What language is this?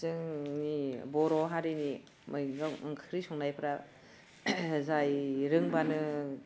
Bodo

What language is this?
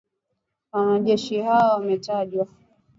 Swahili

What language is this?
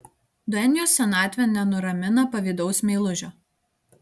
Lithuanian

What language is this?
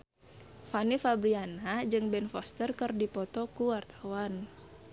Sundanese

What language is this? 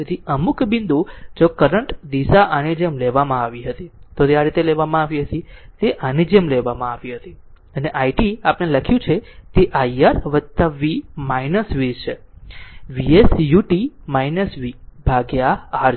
Gujarati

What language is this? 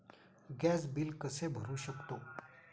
Marathi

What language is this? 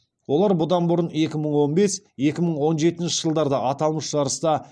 Kazakh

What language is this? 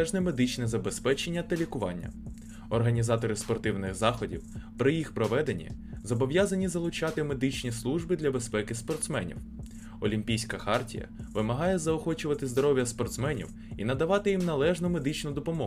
Ukrainian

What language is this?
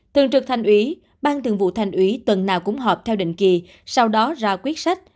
Vietnamese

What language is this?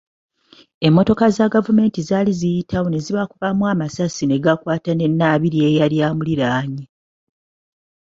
Ganda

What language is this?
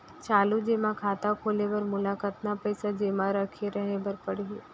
Chhattisgarhi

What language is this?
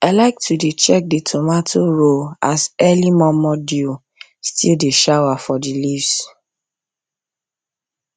Nigerian Pidgin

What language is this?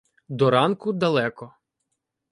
Ukrainian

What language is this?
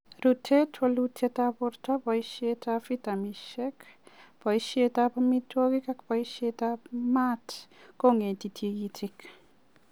Kalenjin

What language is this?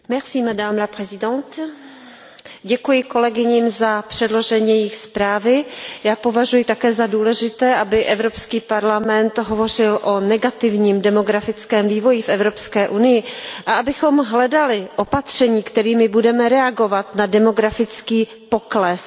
Czech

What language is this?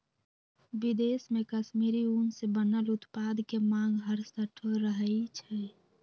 Magahi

